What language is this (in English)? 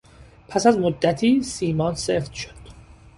Persian